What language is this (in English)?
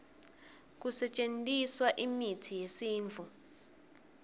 Swati